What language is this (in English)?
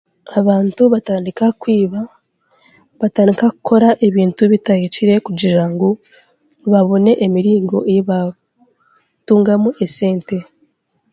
Chiga